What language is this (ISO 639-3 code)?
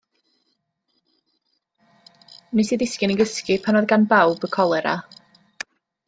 cym